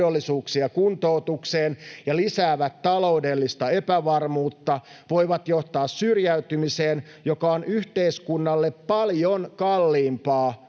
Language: Finnish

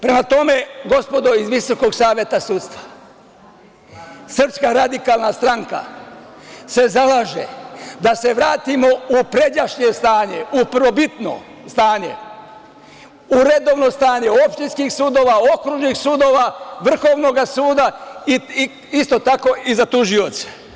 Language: Serbian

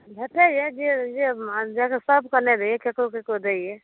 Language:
Maithili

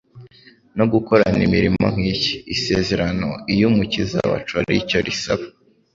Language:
Kinyarwanda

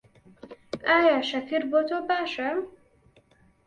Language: Central Kurdish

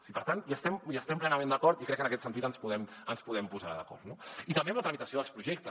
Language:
Catalan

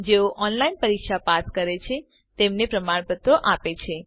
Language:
Gujarati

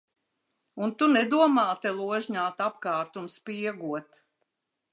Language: Latvian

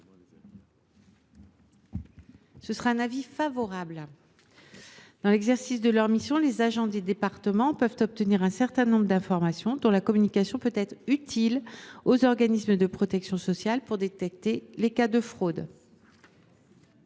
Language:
French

